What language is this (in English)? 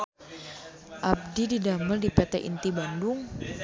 Sundanese